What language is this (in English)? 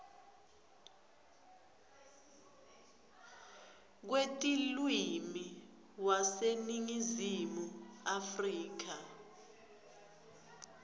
Swati